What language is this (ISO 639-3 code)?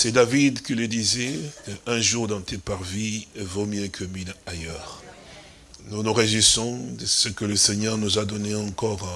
fra